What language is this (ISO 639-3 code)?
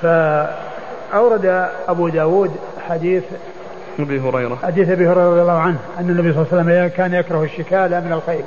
ara